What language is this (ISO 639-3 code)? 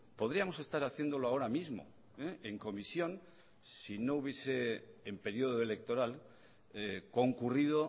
spa